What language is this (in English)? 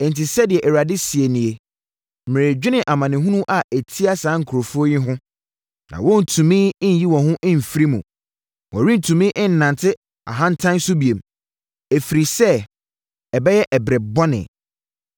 Akan